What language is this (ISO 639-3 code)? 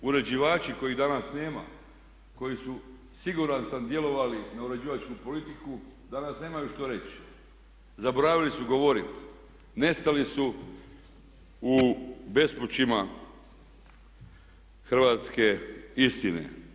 hrv